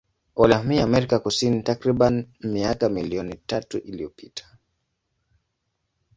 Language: Swahili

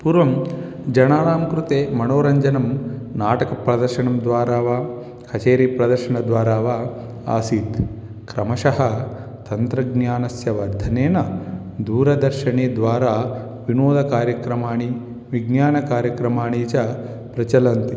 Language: Sanskrit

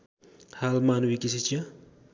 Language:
Nepali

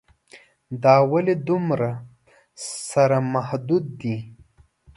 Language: Pashto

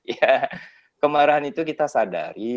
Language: Indonesian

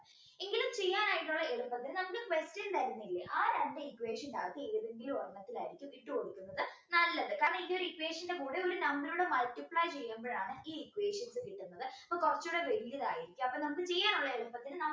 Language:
Malayalam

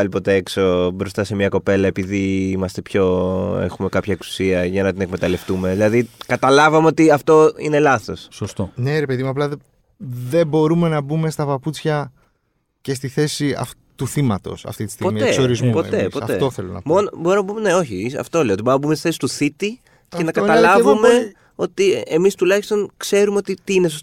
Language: Greek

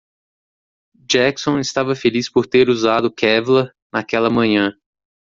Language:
Portuguese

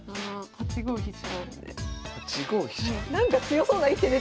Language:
Japanese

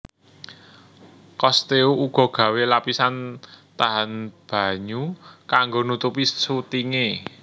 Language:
Javanese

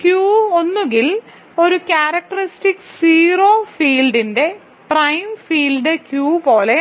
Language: Malayalam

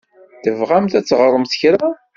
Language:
Kabyle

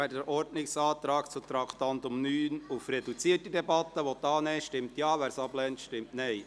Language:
Swiss German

